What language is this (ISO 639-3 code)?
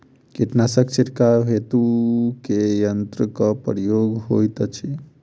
mai